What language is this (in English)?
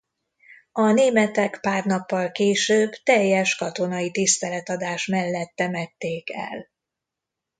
Hungarian